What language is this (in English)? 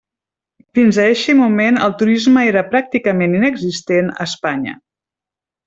Catalan